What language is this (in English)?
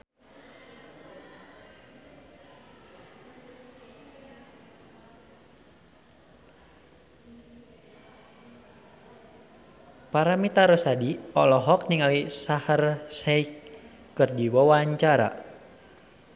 Sundanese